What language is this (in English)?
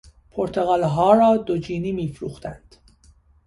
Persian